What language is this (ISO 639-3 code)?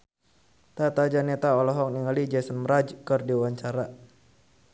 sun